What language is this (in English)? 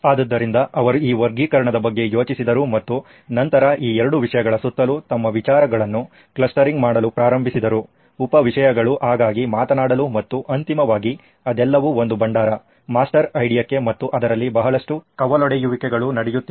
Kannada